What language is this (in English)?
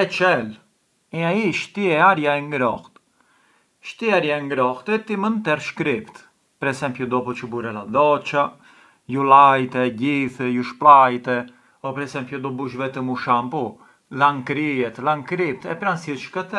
Arbëreshë Albanian